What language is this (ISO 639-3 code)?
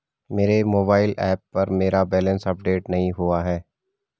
hin